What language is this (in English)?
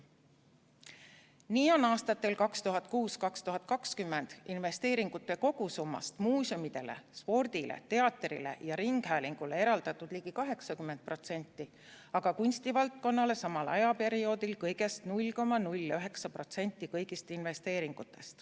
Estonian